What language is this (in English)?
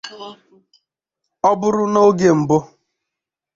Igbo